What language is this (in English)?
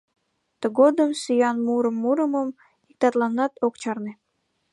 Mari